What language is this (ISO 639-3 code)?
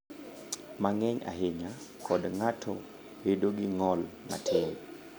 luo